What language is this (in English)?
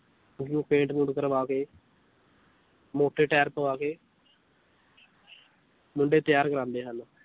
Punjabi